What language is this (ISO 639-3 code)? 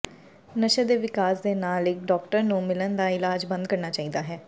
pan